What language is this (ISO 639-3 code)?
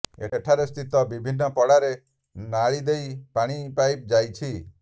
ori